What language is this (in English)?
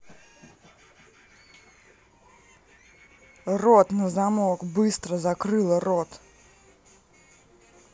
Russian